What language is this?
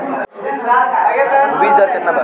Bhojpuri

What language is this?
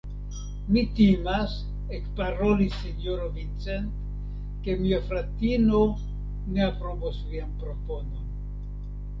Esperanto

